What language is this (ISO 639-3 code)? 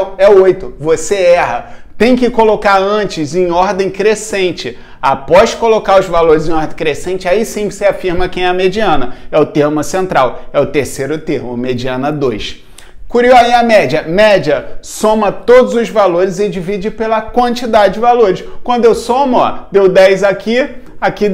por